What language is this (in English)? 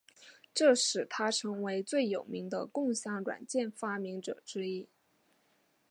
Chinese